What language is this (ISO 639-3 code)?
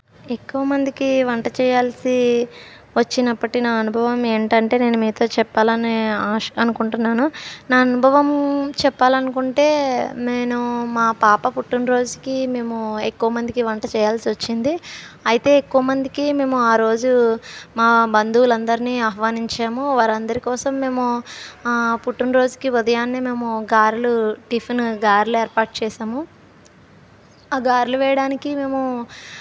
tel